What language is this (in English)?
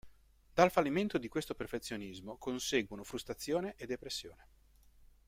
Italian